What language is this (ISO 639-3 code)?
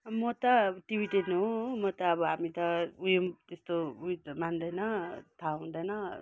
nep